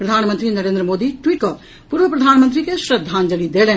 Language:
Maithili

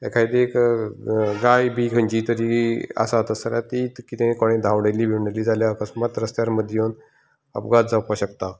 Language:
Konkani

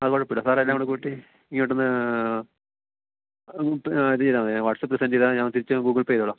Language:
Malayalam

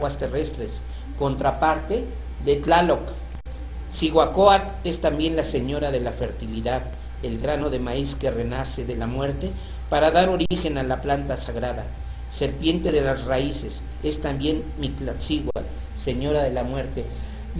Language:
Spanish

